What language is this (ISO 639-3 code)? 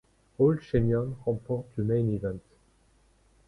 fra